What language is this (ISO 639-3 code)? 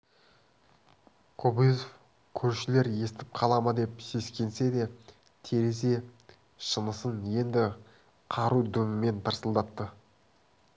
kaz